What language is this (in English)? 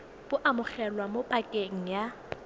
Tswana